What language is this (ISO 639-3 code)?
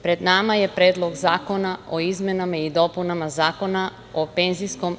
srp